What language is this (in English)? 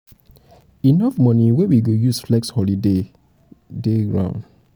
Nigerian Pidgin